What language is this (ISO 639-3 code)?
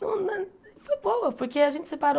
por